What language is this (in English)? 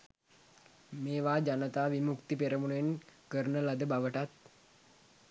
Sinhala